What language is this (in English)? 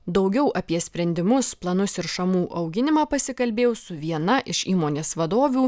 Lithuanian